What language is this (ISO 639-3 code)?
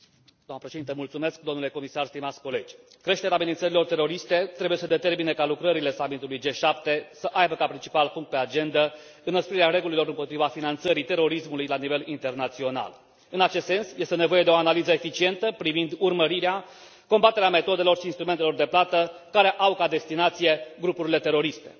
ron